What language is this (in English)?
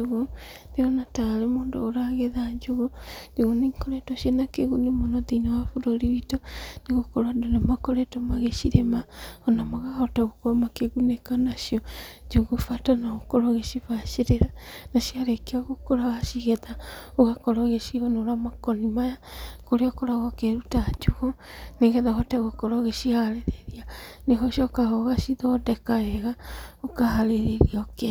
Kikuyu